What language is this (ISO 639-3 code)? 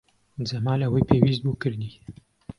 ckb